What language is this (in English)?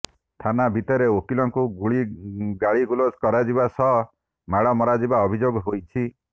Odia